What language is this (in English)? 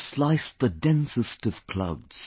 English